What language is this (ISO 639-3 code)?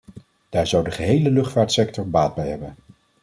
nld